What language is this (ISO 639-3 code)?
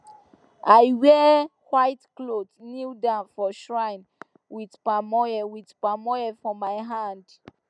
pcm